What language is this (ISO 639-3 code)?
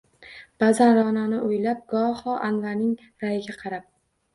uzb